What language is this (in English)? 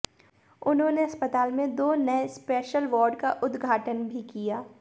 Hindi